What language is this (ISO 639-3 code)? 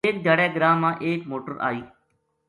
gju